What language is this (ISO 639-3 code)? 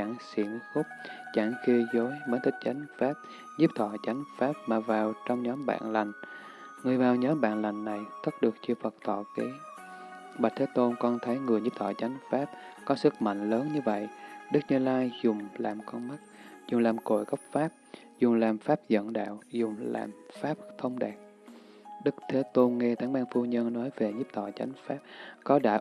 vie